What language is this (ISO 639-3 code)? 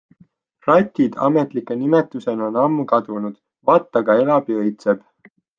est